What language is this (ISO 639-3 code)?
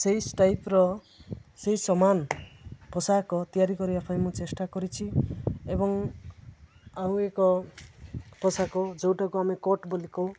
ori